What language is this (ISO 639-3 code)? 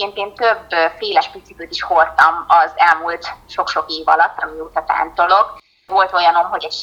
hun